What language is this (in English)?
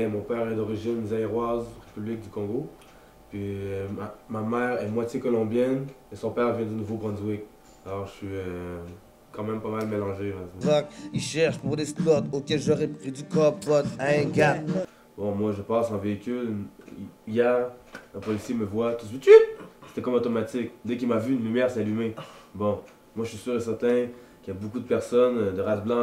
French